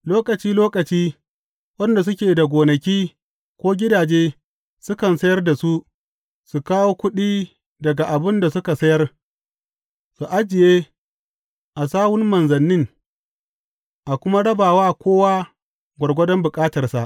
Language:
Hausa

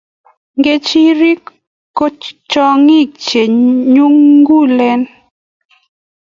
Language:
Kalenjin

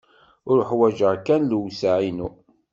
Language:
Kabyle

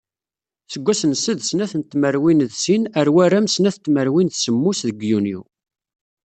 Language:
Kabyle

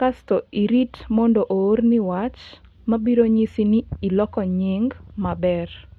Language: Luo (Kenya and Tanzania)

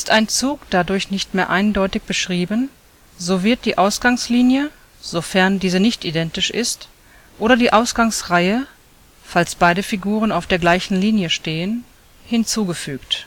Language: German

